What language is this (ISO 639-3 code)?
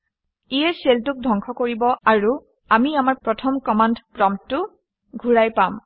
asm